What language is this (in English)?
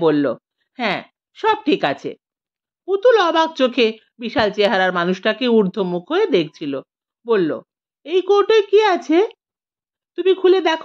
Bangla